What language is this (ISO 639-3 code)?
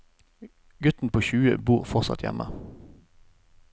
nor